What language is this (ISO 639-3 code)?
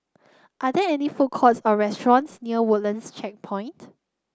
eng